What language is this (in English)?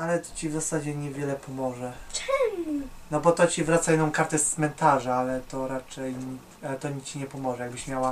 Polish